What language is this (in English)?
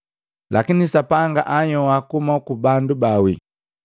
Matengo